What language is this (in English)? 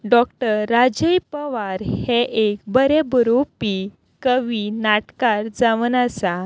Konkani